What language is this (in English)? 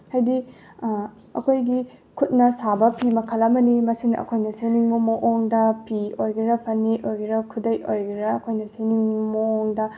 Manipuri